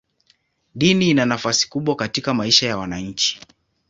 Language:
Swahili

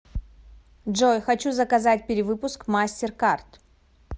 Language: Russian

